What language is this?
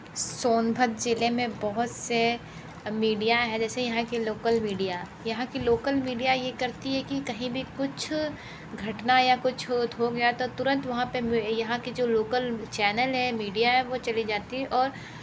Hindi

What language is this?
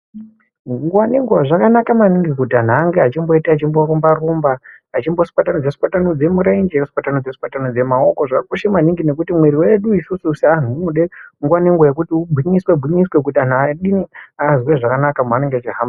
Ndau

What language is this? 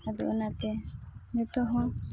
Santali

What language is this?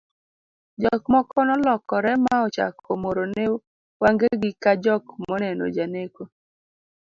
Luo (Kenya and Tanzania)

